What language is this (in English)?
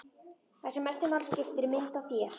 Icelandic